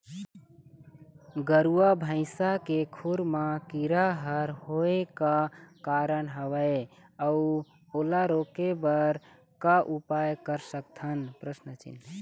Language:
Chhattisgarhi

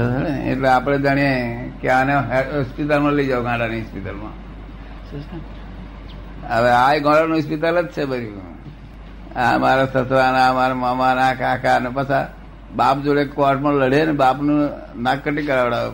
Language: Gujarati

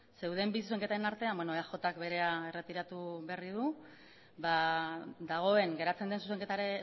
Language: Basque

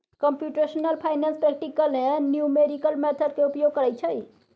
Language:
Maithili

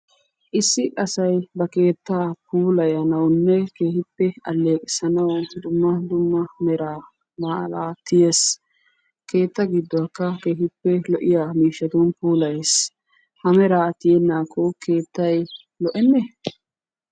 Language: Wolaytta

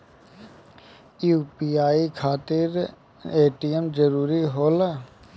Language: Bhojpuri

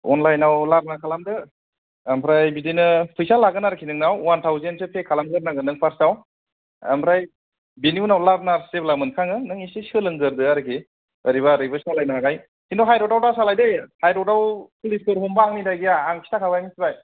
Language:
Bodo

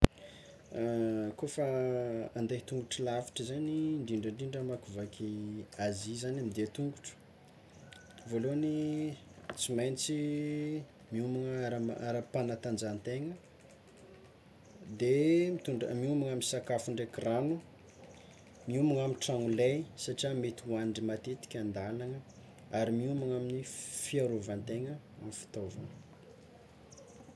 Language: Tsimihety Malagasy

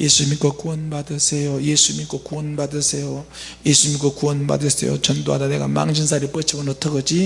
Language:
Korean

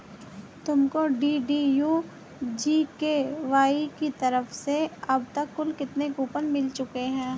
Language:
Hindi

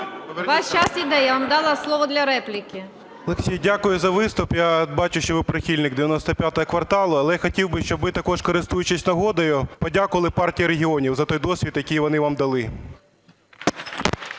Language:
Ukrainian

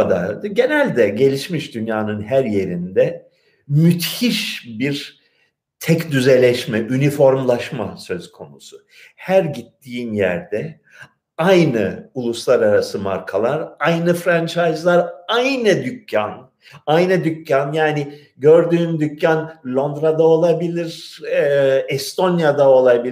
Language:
Turkish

